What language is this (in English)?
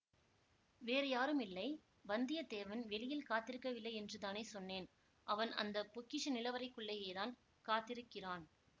Tamil